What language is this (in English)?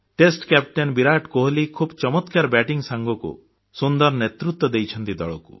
Odia